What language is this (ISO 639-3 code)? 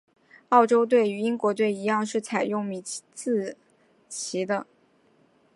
zho